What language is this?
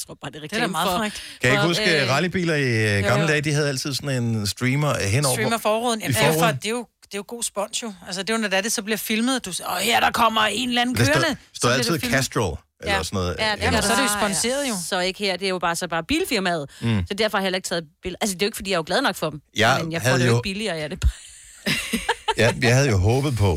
Danish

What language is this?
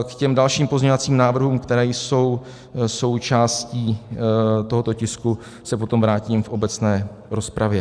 Czech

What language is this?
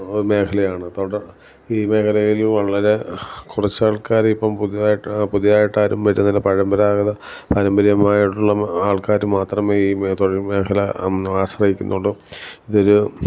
Malayalam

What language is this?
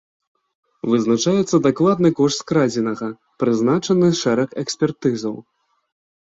Belarusian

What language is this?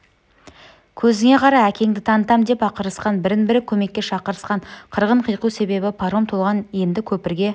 Kazakh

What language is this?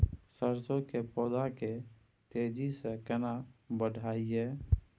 Maithili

